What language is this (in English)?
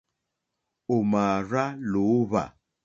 Mokpwe